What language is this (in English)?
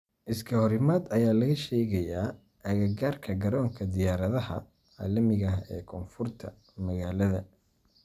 Somali